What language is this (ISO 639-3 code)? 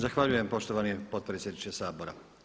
hrv